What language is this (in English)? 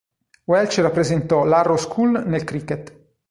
Italian